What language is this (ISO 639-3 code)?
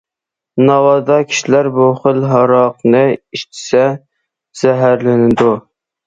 uig